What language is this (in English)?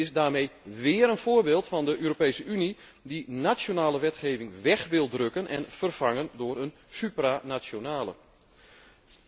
Dutch